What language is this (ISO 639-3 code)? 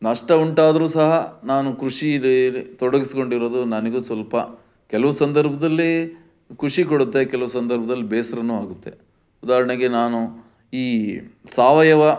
kan